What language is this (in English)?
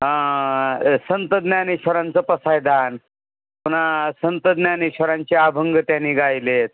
Marathi